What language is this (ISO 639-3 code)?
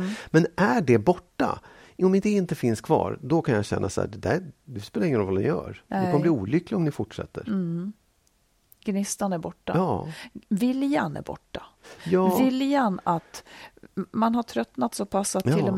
swe